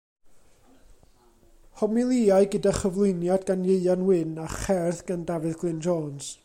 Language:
Welsh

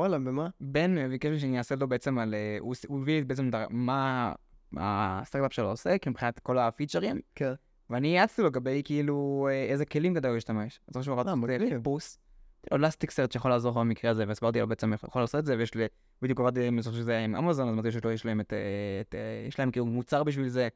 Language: Hebrew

